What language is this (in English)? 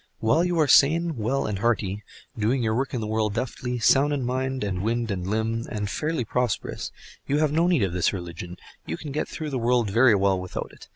English